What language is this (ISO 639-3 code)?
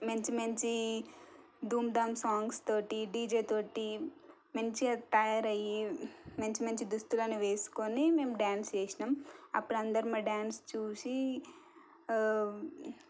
tel